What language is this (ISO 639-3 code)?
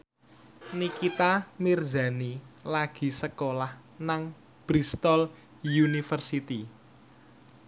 jav